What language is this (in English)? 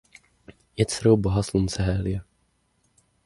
Czech